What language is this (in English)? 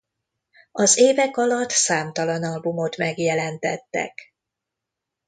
Hungarian